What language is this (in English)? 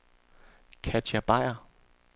Danish